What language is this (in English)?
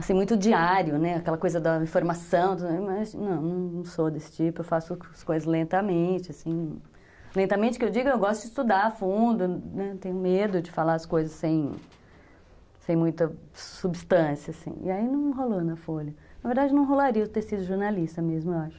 Portuguese